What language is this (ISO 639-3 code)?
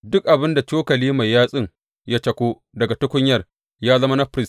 hau